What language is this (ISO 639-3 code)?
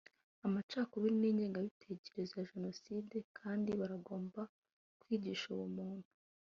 kin